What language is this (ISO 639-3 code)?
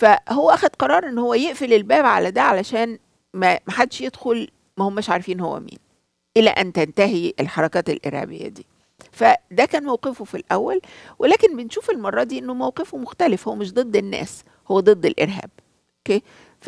ara